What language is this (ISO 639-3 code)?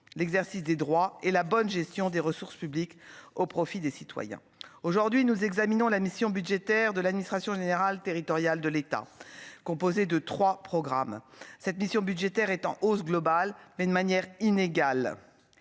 fra